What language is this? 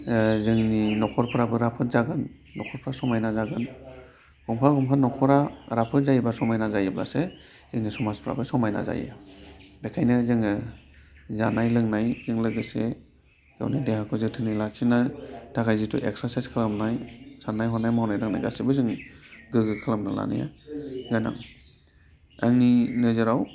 Bodo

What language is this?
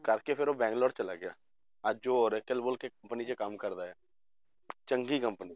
Punjabi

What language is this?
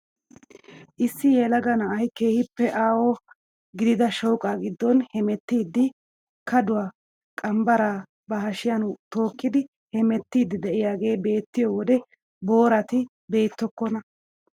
Wolaytta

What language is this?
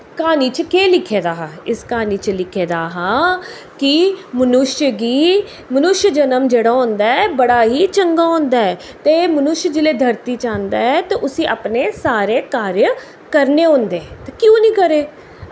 Dogri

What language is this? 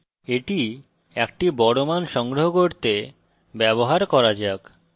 Bangla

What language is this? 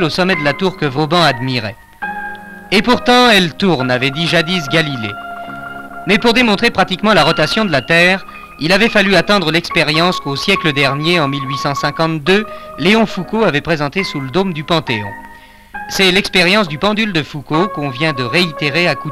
French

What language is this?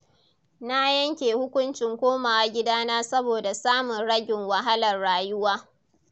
Hausa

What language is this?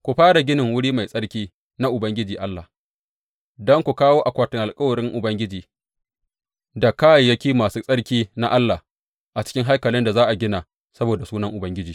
Hausa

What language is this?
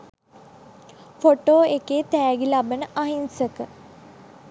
Sinhala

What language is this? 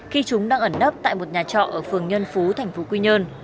Vietnamese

